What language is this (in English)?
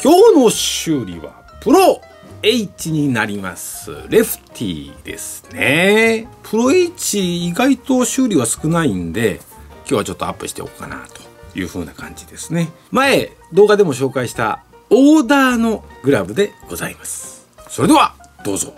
Japanese